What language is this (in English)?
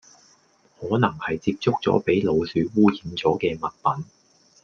Cantonese